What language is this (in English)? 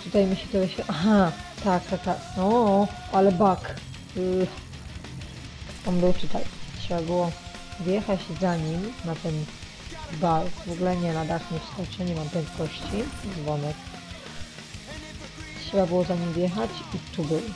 Polish